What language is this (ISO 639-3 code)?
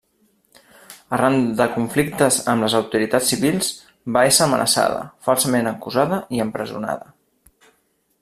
cat